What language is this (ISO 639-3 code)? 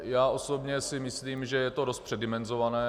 ces